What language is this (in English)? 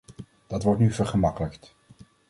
Dutch